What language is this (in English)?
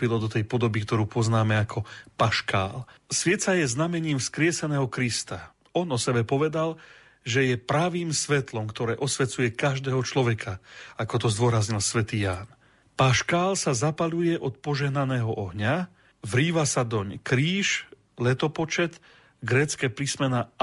Slovak